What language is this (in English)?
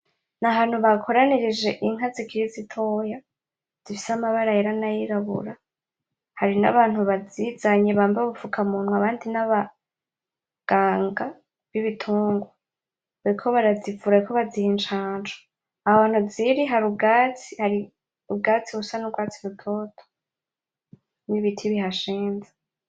Rundi